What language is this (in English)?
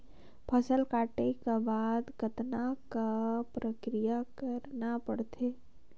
Chhattisgarhi